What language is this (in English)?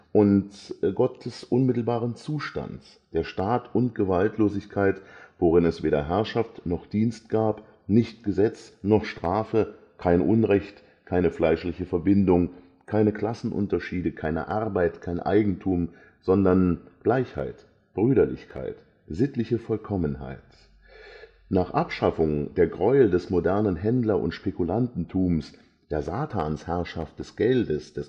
German